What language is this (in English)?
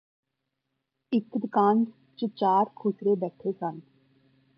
Punjabi